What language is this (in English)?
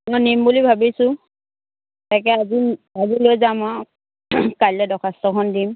Assamese